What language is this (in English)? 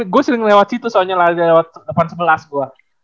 Indonesian